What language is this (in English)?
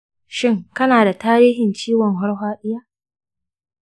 Hausa